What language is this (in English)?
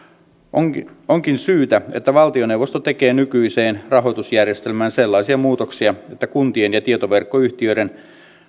Finnish